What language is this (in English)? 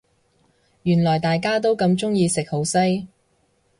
Cantonese